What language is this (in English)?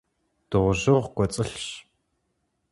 Kabardian